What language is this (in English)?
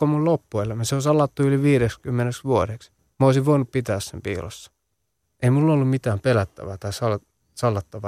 Finnish